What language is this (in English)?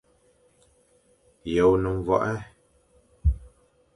Fang